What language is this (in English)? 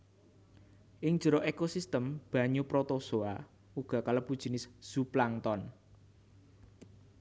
Javanese